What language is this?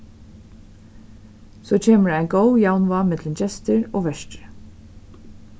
Faroese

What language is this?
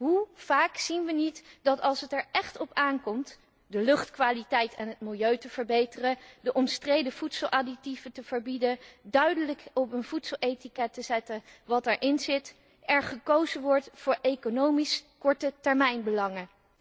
Dutch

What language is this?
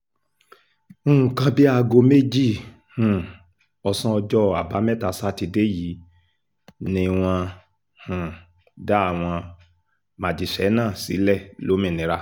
Yoruba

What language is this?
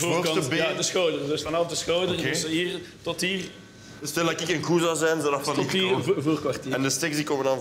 Dutch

